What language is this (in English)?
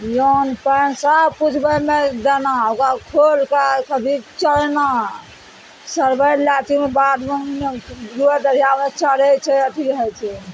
Maithili